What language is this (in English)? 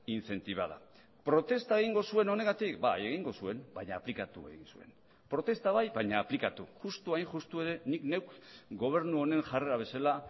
Basque